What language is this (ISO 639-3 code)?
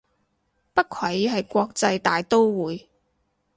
yue